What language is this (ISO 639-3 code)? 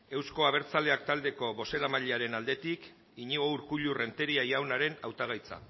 eus